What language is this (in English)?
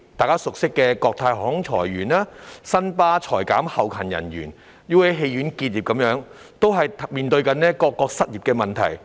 Cantonese